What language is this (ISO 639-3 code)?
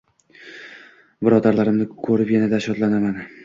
uzb